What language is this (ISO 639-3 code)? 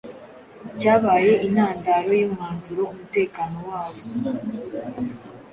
kin